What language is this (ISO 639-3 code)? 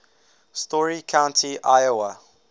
eng